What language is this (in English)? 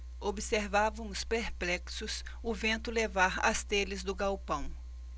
Portuguese